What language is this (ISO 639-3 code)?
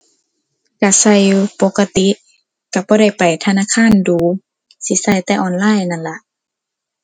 tha